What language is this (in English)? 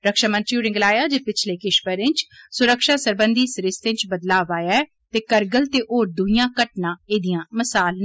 Dogri